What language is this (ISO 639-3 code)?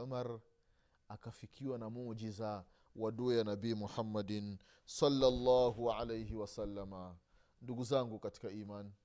swa